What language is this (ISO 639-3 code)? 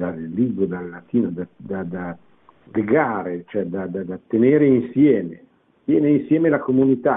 ita